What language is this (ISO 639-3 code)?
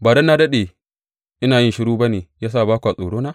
hau